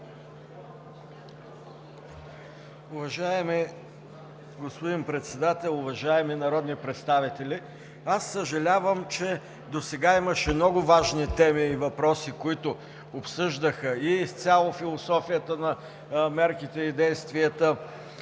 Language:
Bulgarian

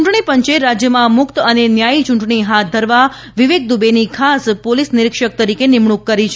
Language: Gujarati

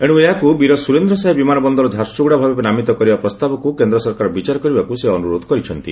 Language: Odia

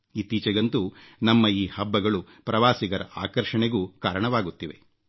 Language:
Kannada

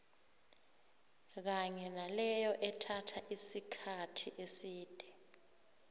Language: South Ndebele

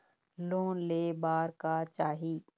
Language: Chhattisgarhi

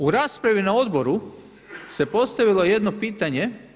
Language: Croatian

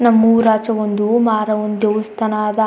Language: Kannada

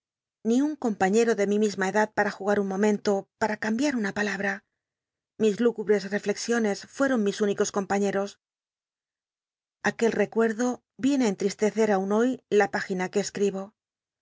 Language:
Spanish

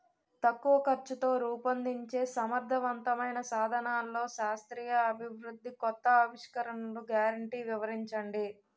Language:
Telugu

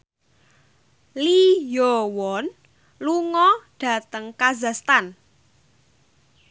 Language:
Javanese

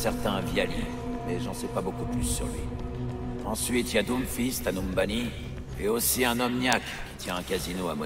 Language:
French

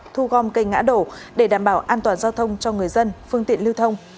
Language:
Vietnamese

